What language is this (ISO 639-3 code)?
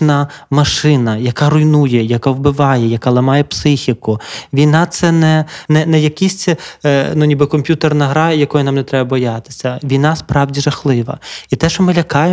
ukr